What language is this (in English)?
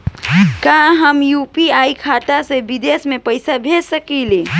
Bhojpuri